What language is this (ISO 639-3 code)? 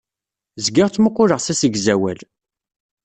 kab